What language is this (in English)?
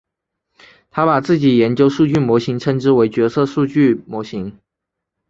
Chinese